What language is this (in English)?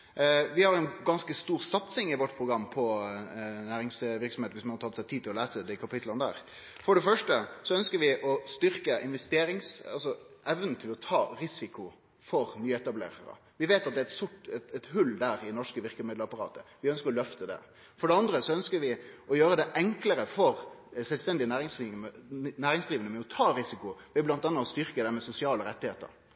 Norwegian Nynorsk